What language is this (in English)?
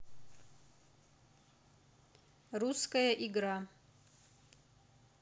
Russian